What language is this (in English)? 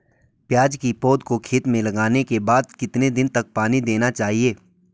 Hindi